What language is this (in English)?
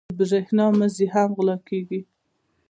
Pashto